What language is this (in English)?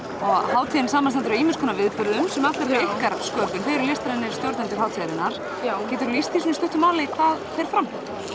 Icelandic